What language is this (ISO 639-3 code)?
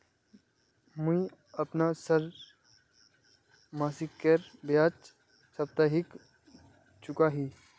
mag